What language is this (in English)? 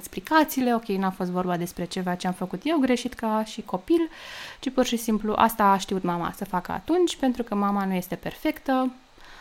Romanian